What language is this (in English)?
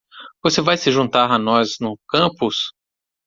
Portuguese